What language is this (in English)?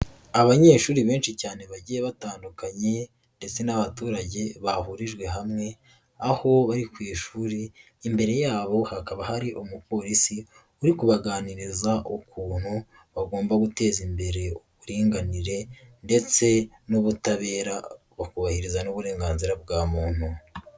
Kinyarwanda